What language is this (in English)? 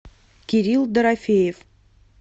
Russian